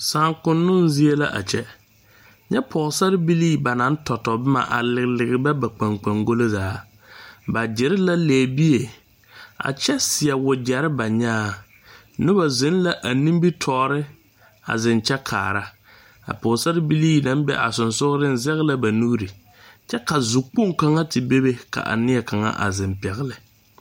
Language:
Southern Dagaare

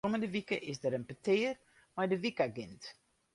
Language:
Western Frisian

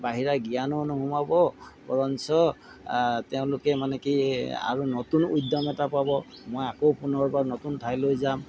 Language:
Assamese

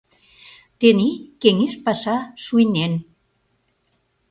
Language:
Mari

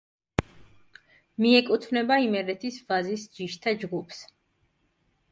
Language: Georgian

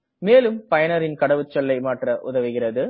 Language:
Tamil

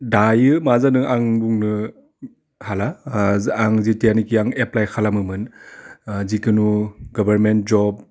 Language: Bodo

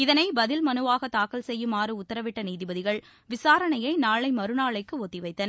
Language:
Tamil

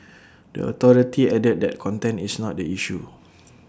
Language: English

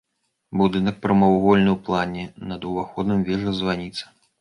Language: Belarusian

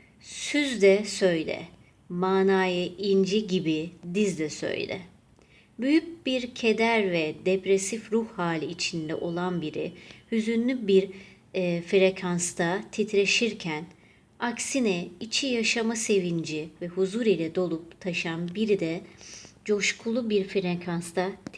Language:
Turkish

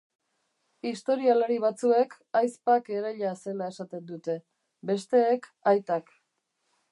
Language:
Basque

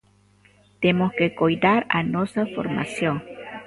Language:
Galician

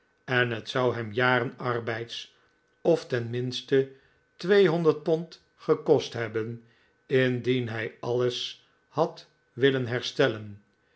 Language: Dutch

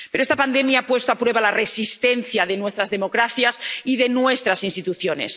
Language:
Spanish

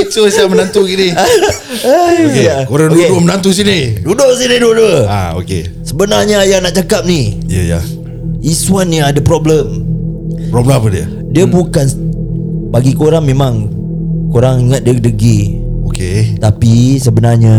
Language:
Malay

